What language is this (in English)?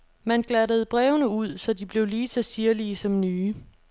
Danish